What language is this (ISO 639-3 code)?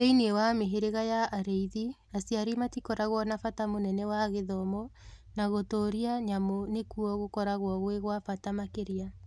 kik